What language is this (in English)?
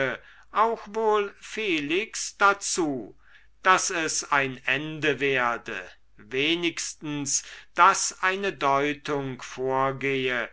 German